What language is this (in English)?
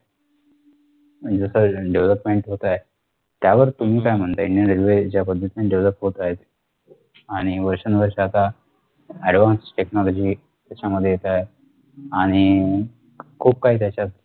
Marathi